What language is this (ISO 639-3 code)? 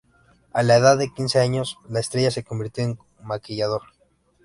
spa